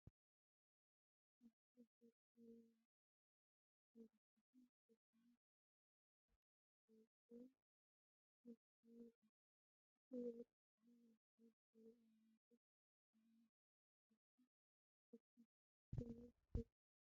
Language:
Tigrinya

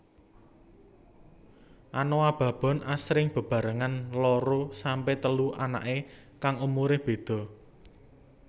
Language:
Javanese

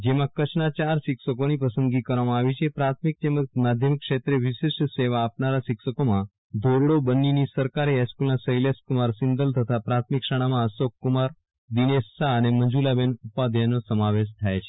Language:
Gujarati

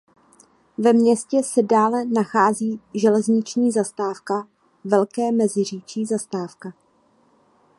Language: Czech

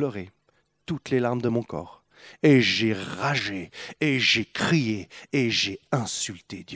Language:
French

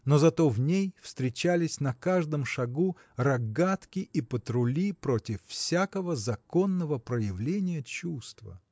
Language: Russian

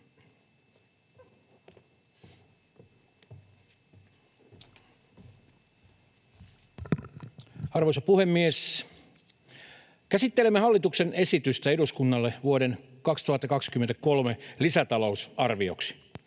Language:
Finnish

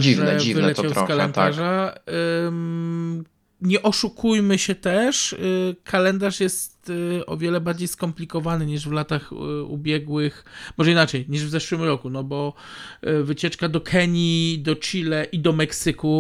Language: Polish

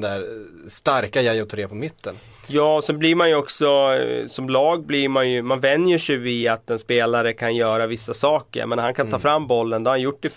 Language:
Swedish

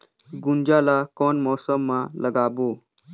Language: Chhattisgarhi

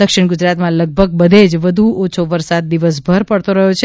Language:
Gujarati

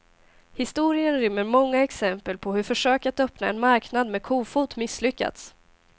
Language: Swedish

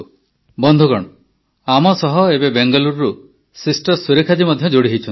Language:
Odia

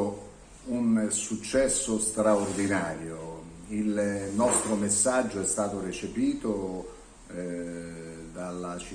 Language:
Italian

